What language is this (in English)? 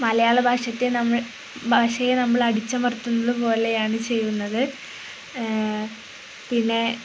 Malayalam